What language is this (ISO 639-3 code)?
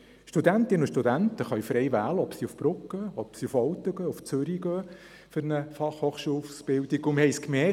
gsw